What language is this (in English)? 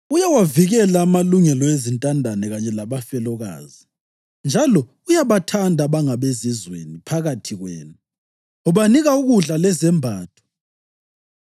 North Ndebele